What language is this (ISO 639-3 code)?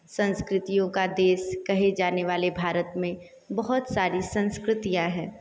hin